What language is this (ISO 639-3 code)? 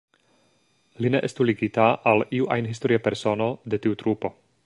epo